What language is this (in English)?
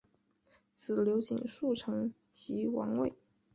Chinese